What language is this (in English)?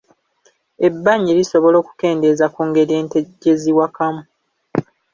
Ganda